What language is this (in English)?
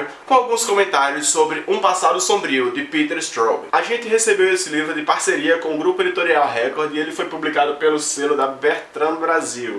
Portuguese